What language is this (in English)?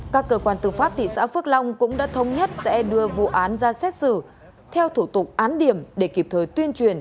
Vietnamese